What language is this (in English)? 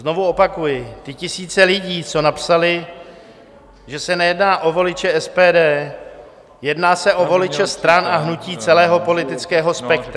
Czech